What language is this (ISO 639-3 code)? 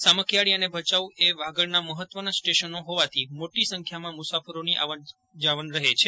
guj